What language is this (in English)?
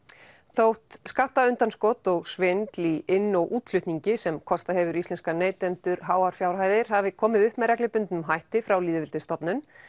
Icelandic